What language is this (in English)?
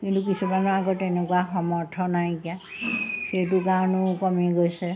Assamese